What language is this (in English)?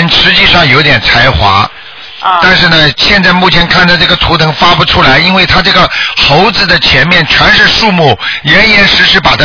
Chinese